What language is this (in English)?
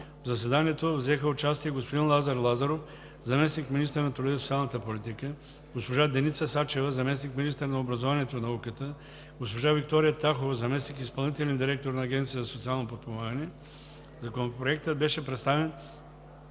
Bulgarian